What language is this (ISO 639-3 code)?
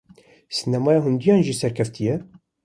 kur